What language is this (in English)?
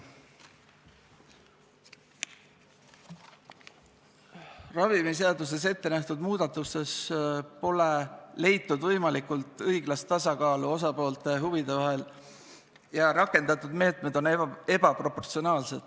Estonian